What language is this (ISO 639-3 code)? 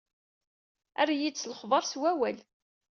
kab